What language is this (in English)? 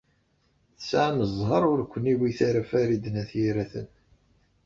Kabyle